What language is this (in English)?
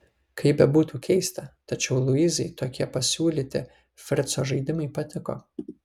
Lithuanian